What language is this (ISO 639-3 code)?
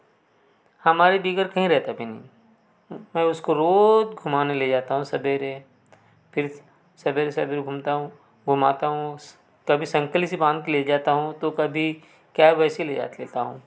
hin